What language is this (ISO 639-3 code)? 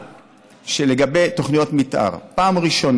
heb